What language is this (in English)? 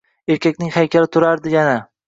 Uzbek